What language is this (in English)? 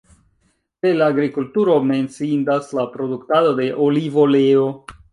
Esperanto